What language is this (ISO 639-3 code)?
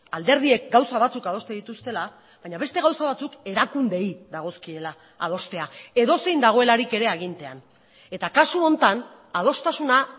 eus